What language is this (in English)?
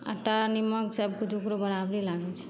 Maithili